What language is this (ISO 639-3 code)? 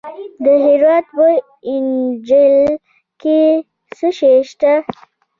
pus